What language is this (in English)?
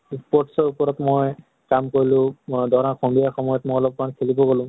Assamese